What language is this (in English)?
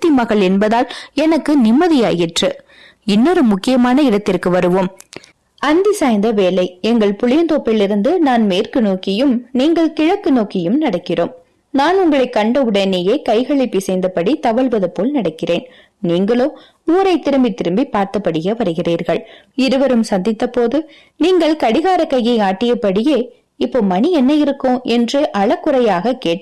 Tamil